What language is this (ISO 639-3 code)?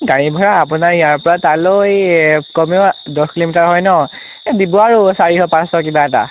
asm